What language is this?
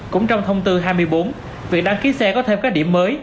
Vietnamese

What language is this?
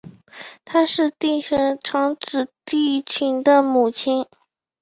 Chinese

